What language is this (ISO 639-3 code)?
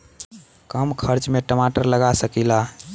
bho